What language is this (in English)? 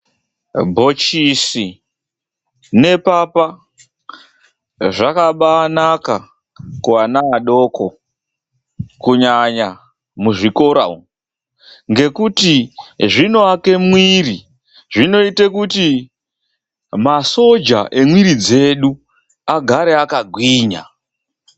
Ndau